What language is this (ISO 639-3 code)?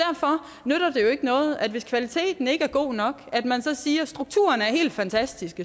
dan